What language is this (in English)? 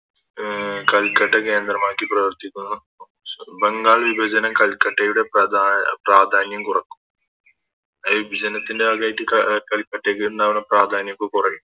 Malayalam